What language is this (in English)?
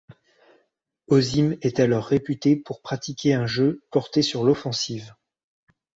French